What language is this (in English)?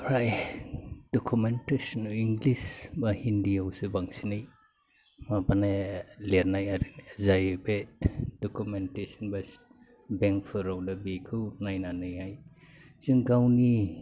Bodo